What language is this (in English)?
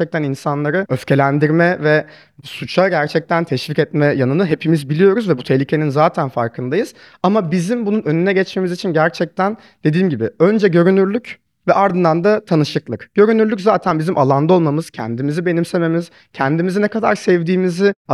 Turkish